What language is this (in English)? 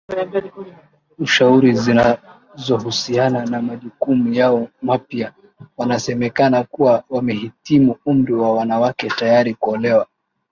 Swahili